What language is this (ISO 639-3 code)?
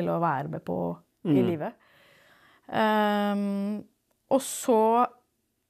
nor